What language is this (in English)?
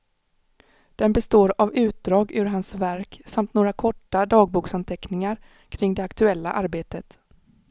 Swedish